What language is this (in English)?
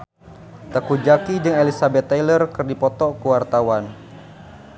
Sundanese